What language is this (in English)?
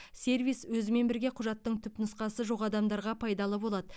Kazakh